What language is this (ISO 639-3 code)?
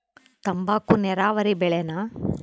kan